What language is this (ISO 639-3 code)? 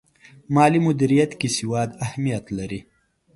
pus